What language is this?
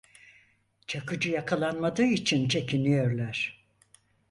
Turkish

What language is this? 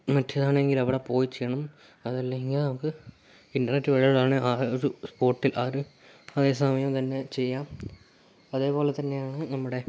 Malayalam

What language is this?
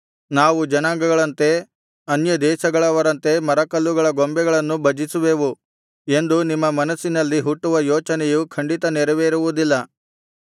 Kannada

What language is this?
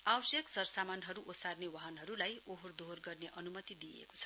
Nepali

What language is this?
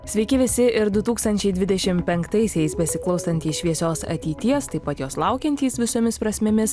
Lithuanian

